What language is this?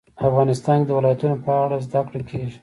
Pashto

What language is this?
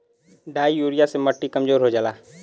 Bhojpuri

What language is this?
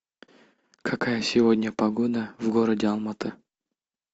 Russian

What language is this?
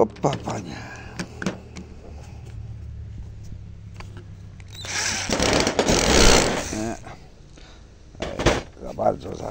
Polish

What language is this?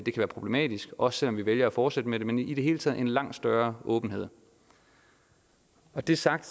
Danish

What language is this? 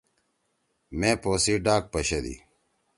Torwali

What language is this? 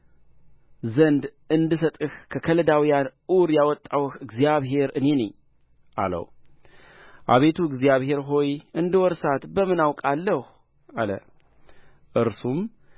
Amharic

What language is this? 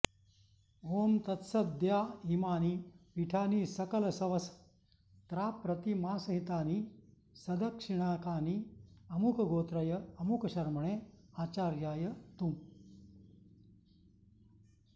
Sanskrit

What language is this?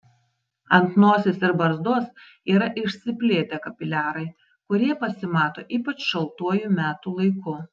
Lithuanian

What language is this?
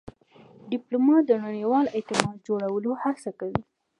Pashto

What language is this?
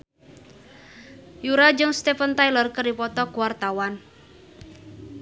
Sundanese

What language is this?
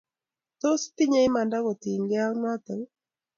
Kalenjin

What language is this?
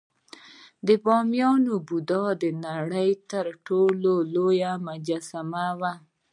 Pashto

